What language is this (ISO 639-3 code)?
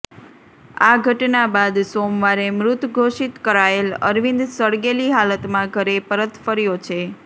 guj